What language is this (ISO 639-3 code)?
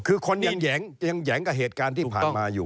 tha